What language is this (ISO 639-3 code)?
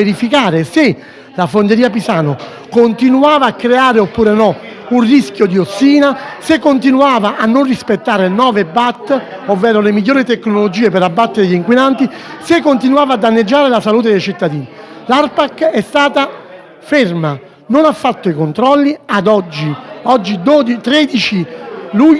ita